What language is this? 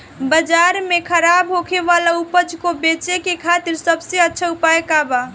Bhojpuri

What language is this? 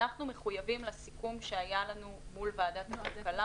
Hebrew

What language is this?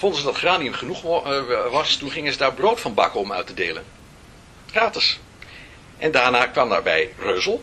Dutch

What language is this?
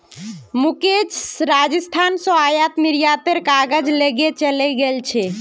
Magahi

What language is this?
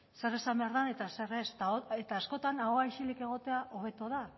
Basque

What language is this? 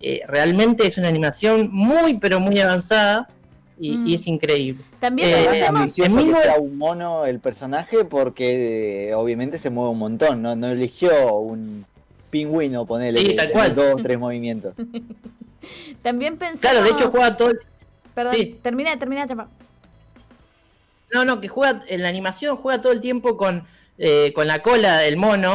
Spanish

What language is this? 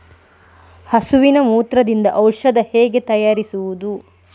Kannada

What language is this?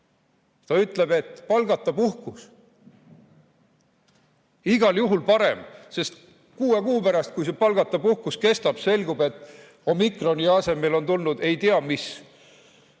Estonian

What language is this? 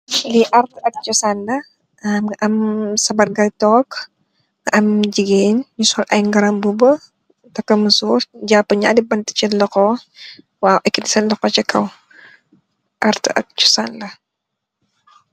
Wolof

